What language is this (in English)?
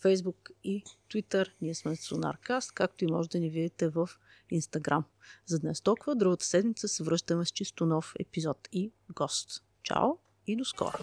Bulgarian